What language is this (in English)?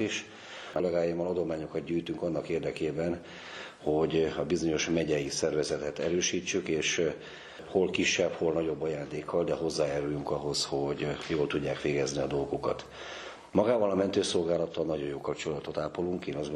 Hungarian